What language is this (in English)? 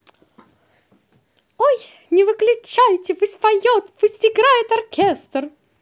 Russian